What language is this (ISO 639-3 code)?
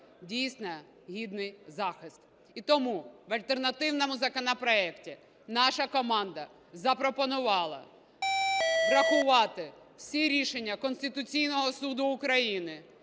ukr